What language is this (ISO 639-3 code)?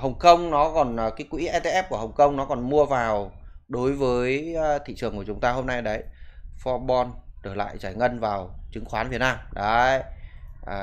vie